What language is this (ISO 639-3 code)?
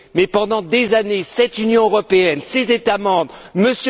fra